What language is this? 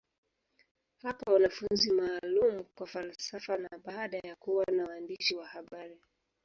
Swahili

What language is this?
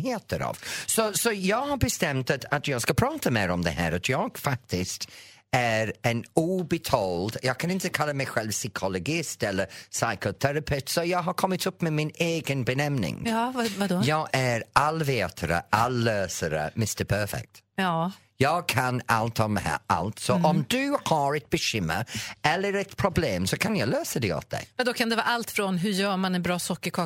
Swedish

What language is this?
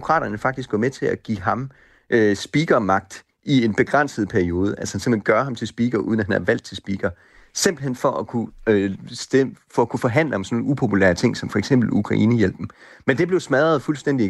Danish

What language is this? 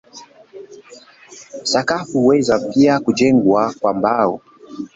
Swahili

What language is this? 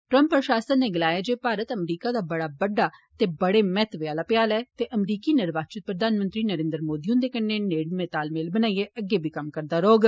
Dogri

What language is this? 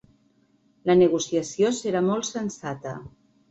Catalan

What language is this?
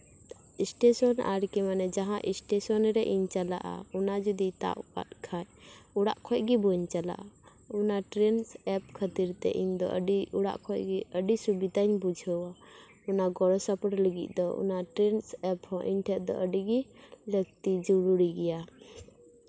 Santali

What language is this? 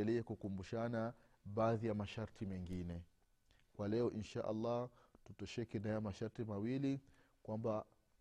Swahili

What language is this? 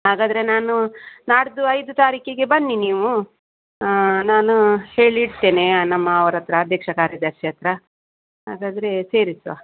Kannada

